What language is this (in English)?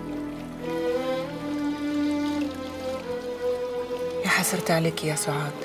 Arabic